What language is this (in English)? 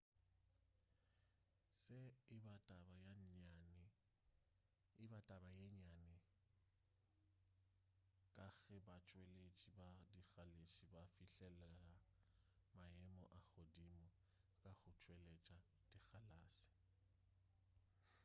Northern Sotho